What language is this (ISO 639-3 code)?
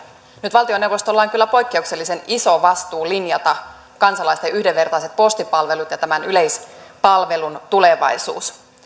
fin